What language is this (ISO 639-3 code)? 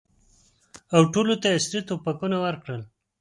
pus